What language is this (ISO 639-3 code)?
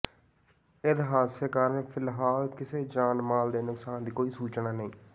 pan